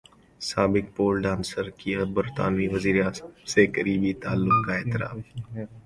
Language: Urdu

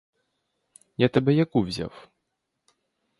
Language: Ukrainian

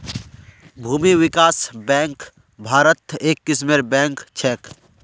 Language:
Magahi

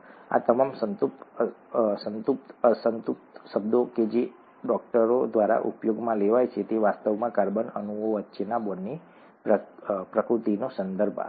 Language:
Gujarati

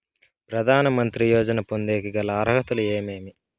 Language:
Telugu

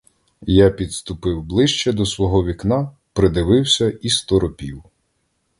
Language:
Ukrainian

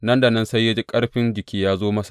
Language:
Hausa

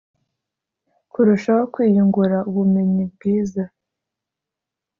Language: Kinyarwanda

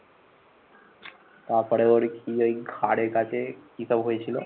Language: Bangla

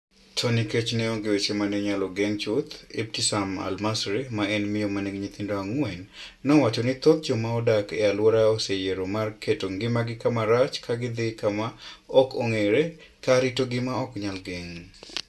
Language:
Luo (Kenya and Tanzania)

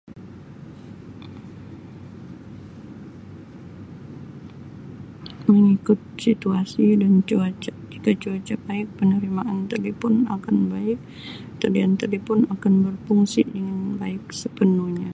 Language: Sabah Malay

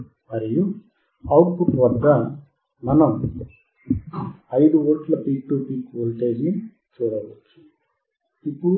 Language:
Telugu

